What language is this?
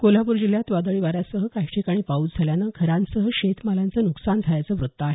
Marathi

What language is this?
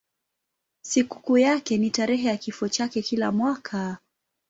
Swahili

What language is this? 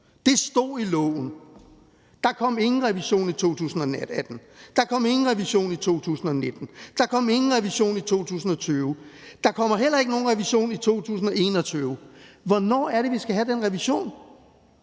Danish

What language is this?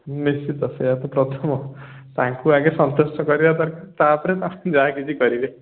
Odia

